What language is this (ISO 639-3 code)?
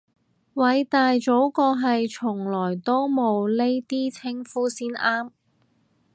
yue